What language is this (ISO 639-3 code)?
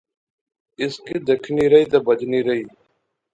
phr